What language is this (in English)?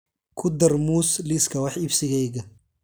Somali